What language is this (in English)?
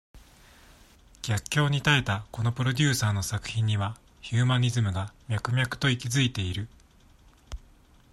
Japanese